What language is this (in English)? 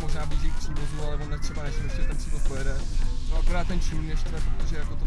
Czech